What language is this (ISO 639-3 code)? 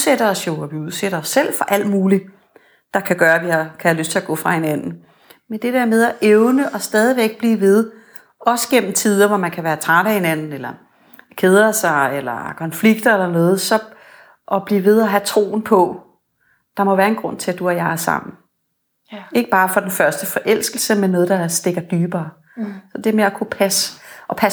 dan